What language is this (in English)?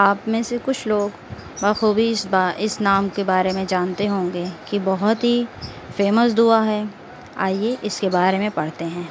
Hindi